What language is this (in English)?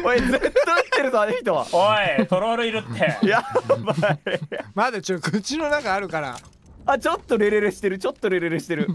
Japanese